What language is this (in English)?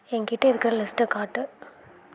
Tamil